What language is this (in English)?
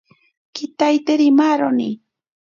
Ashéninka Perené